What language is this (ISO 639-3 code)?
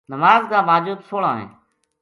gju